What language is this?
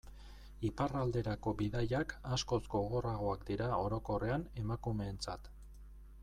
Basque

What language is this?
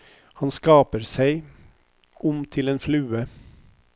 Norwegian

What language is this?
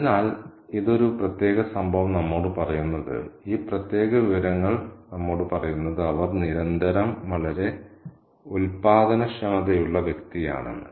Malayalam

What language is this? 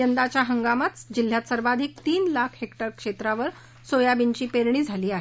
Marathi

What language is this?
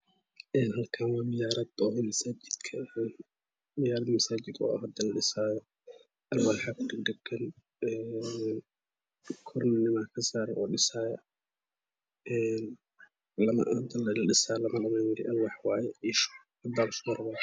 Somali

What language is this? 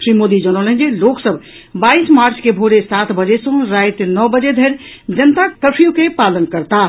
Maithili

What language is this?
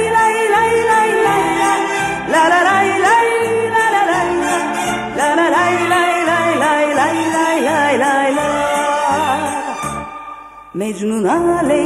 Turkish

